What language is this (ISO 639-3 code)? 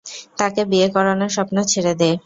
ben